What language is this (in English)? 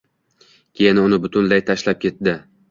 Uzbek